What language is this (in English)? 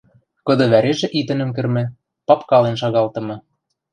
Western Mari